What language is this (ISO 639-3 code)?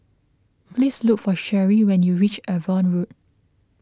eng